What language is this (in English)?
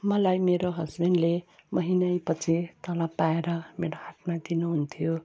Nepali